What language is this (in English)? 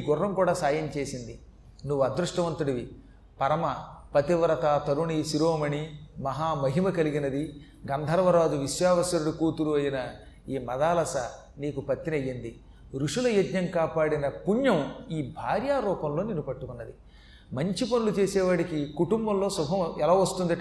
Telugu